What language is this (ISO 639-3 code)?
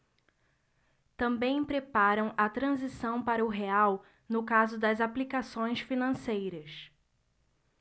por